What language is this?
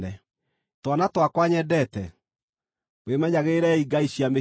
Kikuyu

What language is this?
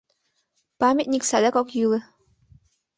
Mari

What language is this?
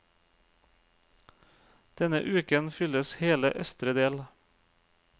Norwegian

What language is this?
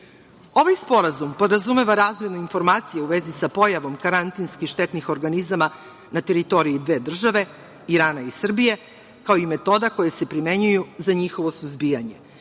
Serbian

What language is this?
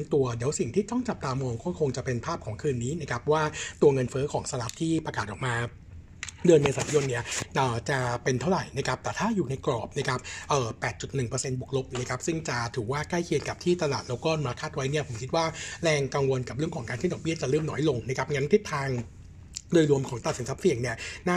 Thai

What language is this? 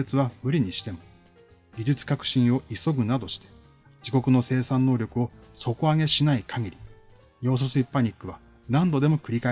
Japanese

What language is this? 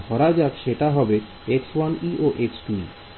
Bangla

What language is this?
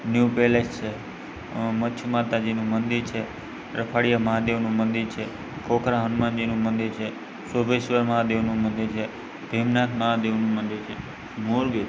Gujarati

